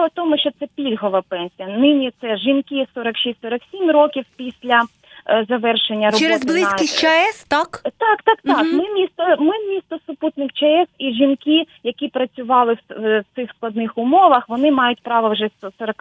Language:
Ukrainian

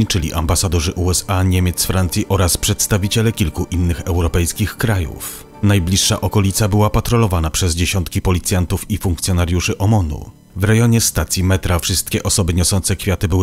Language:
Polish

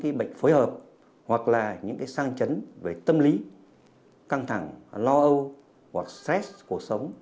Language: Vietnamese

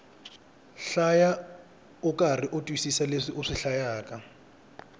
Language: Tsonga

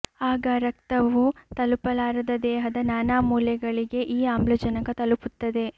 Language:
Kannada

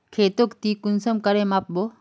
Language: Magahi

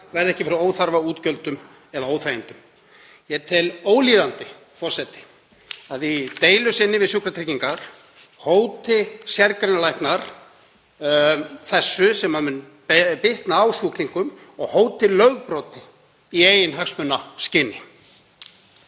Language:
Icelandic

